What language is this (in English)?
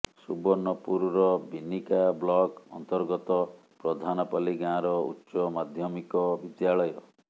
Odia